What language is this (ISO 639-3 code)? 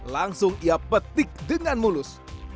ind